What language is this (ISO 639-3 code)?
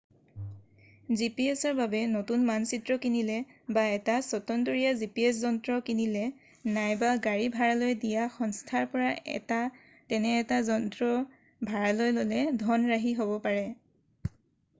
asm